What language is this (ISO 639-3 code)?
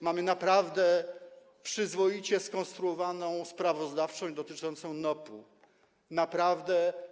pol